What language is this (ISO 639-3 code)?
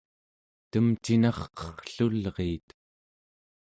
esu